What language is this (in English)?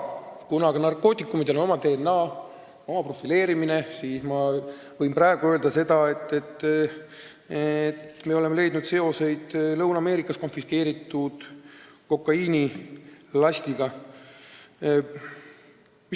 Estonian